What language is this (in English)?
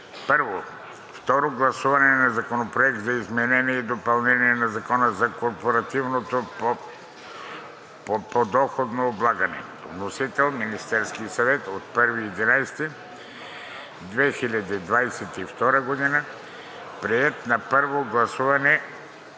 Bulgarian